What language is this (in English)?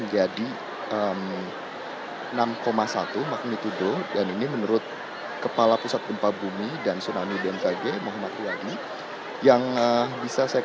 Indonesian